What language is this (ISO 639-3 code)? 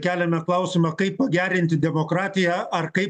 lit